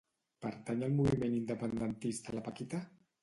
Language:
Catalan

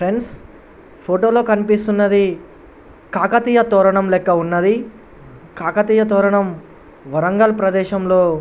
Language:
Telugu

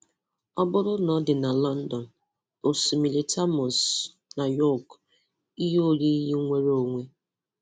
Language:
Igbo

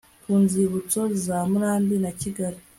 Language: Kinyarwanda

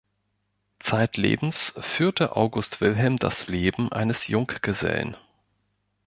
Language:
German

